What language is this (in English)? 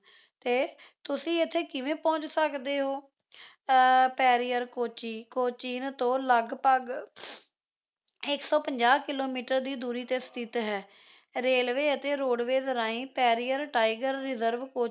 Punjabi